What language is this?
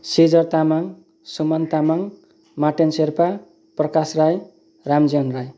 Nepali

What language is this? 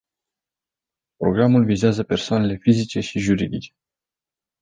Romanian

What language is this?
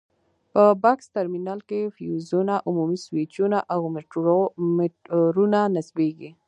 Pashto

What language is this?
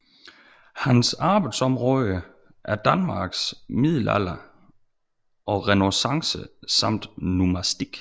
Danish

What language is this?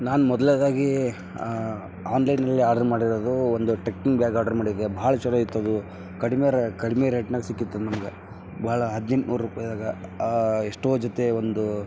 Kannada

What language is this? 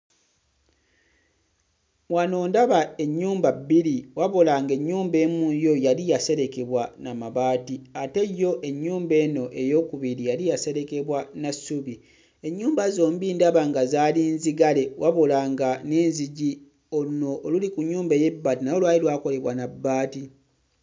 Ganda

